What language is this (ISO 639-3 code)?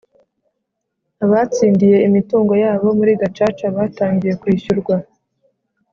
kin